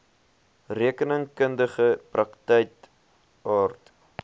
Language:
Afrikaans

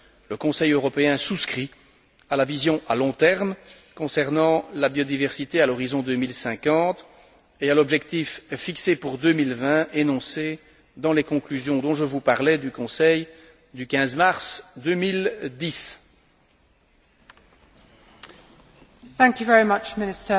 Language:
French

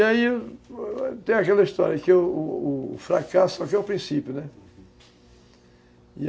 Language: Portuguese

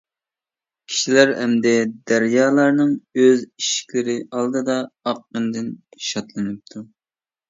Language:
Uyghur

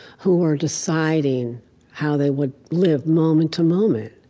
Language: English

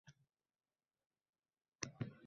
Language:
Uzbek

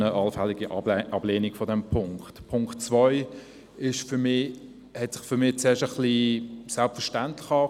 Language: Swiss German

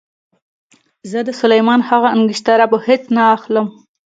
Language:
Pashto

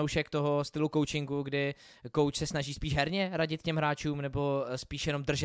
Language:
Czech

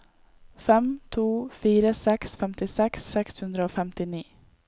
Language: Norwegian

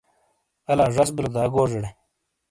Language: Shina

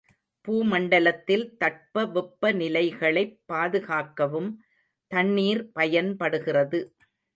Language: Tamil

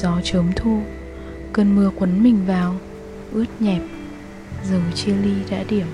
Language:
Vietnamese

